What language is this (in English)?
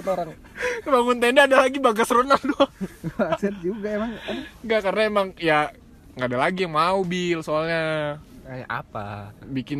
Indonesian